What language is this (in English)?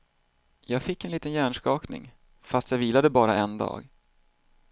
Swedish